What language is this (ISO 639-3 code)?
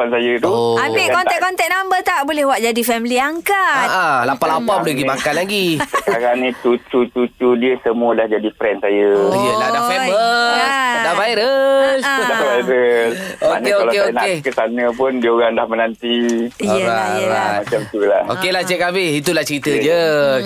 msa